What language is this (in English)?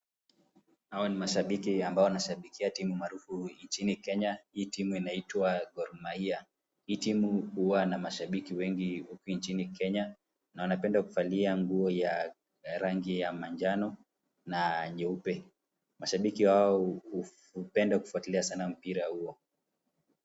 Swahili